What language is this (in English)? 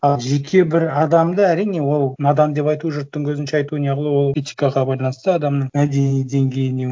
Kazakh